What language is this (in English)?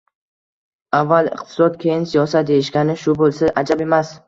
Uzbek